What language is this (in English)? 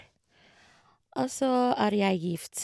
Norwegian